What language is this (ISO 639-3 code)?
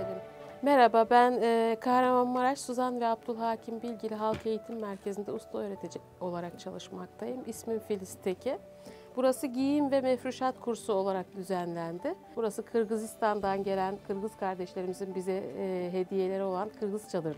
tur